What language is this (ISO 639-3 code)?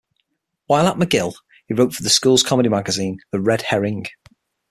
eng